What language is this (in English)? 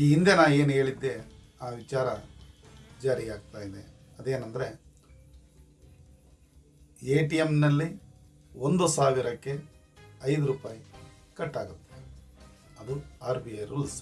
Kannada